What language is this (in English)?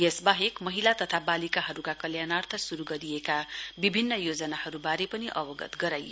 Nepali